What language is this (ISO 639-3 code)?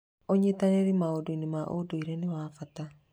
kik